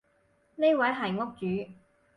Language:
Cantonese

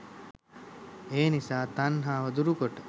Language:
Sinhala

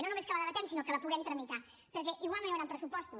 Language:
Catalan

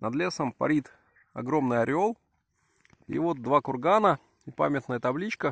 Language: Russian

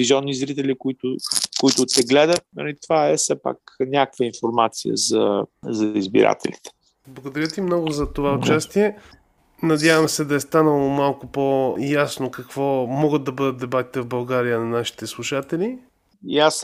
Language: Bulgarian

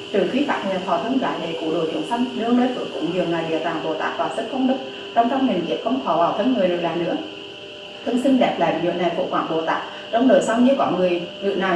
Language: Vietnamese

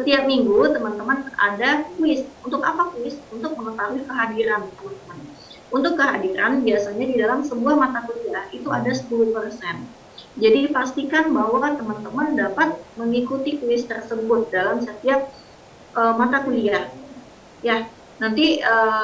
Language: Indonesian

